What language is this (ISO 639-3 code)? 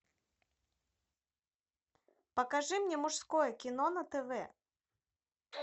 rus